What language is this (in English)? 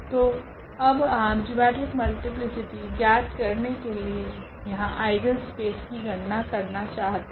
Hindi